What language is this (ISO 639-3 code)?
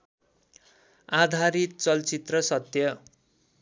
nep